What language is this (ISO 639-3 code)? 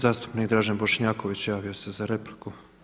hrv